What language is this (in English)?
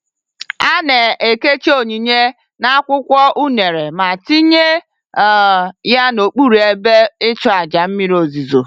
Igbo